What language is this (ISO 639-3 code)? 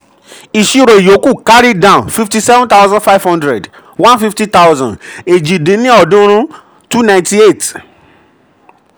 yor